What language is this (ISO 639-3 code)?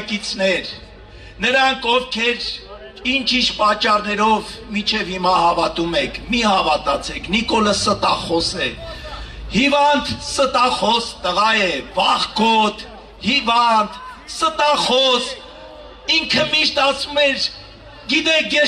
tur